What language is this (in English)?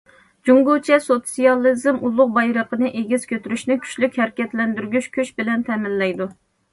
Uyghur